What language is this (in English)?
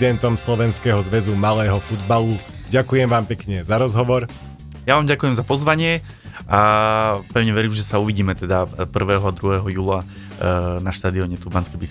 Slovak